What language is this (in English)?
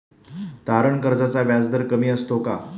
Marathi